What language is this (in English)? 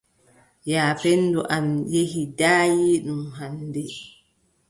Adamawa Fulfulde